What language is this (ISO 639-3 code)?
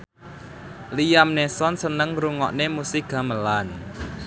jav